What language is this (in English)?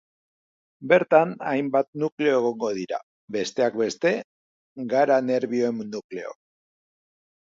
Basque